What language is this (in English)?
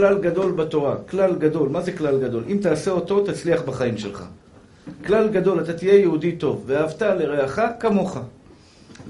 Hebrew